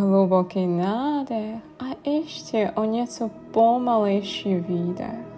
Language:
Czech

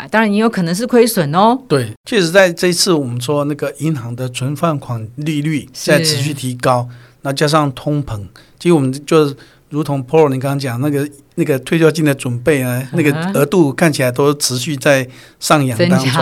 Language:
Chinese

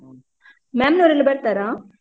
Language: Kannada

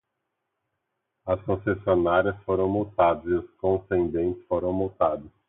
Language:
Portuguese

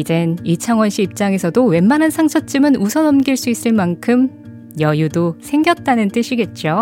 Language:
Korean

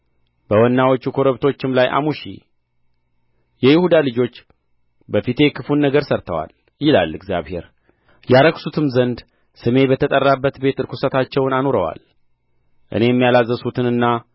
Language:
Amharic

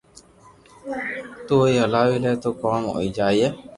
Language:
Loarki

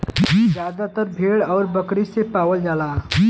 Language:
Bhojpuri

